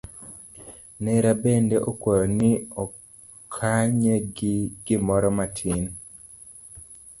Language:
Luo (Kenya and Tanzania)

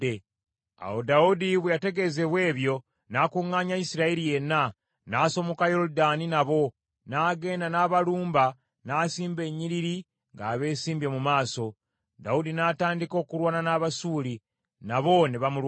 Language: Ganda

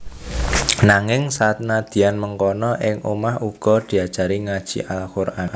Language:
Javanese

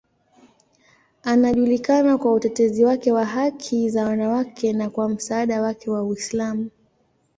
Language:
Swahili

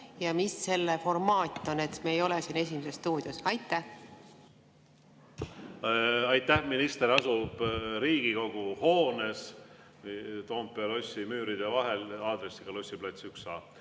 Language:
Estonian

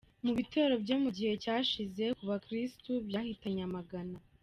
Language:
Kinyarwanda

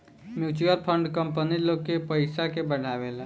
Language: Bhojpuri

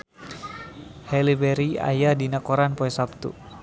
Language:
Sundanese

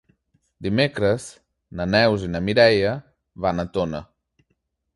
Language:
Catalan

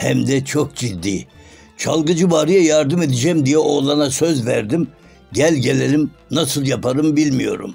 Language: Turkish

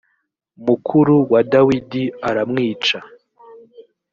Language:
Kinyarwanda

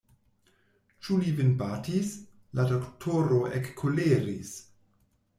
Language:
Esperanto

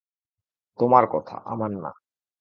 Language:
Bangla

